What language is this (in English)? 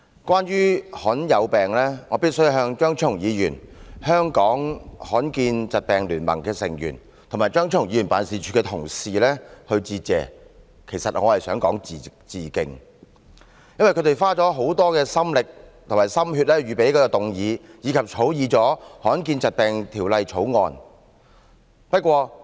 Cantonese